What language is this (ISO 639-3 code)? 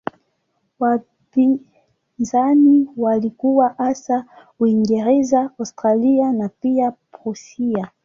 swa